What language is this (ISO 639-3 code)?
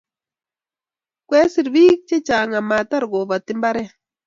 kln